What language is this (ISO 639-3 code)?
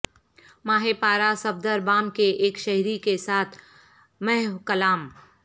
urd